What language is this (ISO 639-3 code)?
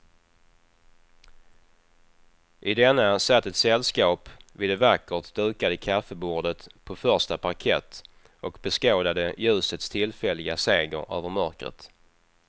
swe